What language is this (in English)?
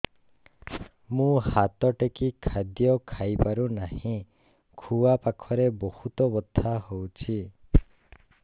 Odia